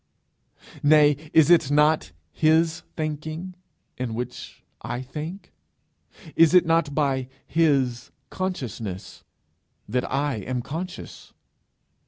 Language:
English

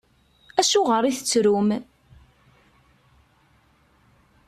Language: Kabyle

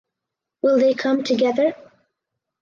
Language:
English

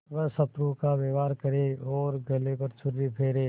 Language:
Hindi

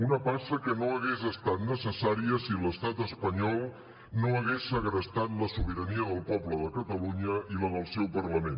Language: Catalan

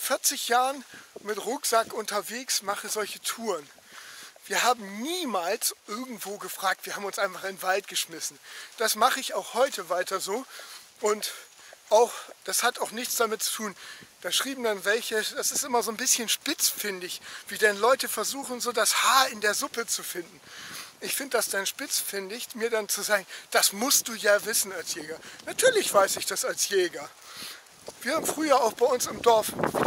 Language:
German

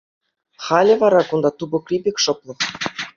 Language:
Chuvash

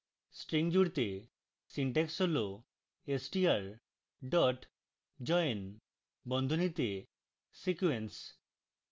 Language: Bangla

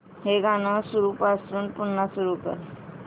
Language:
Marathi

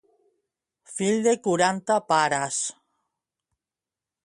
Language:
Catalan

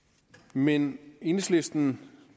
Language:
Danish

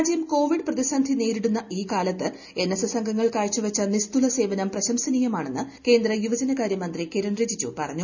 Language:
Malayalam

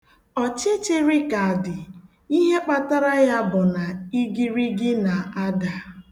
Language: Igbo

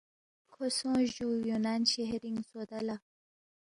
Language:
Balti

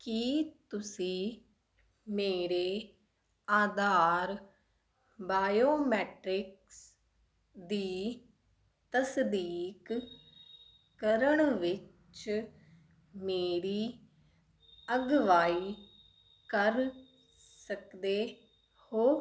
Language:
Punjabi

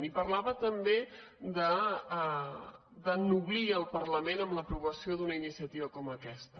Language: Catalan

